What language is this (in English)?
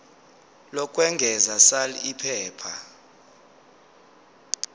Zulu